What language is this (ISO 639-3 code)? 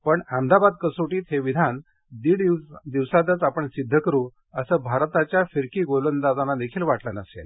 mar